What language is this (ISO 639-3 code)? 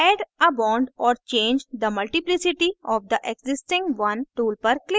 hin